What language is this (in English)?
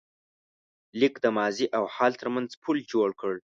Pashto